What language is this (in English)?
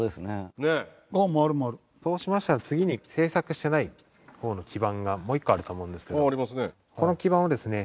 Japanese